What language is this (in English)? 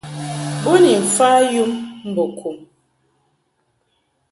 Mungaka